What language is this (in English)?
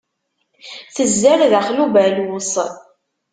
Kabyle